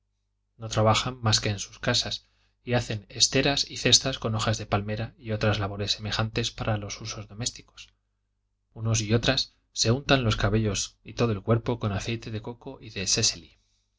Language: Spanish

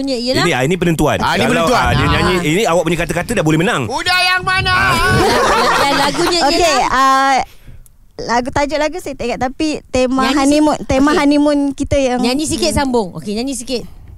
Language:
Malay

